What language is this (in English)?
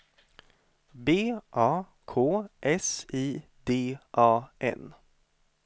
Swedish